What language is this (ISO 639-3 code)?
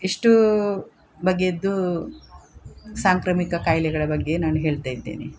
kan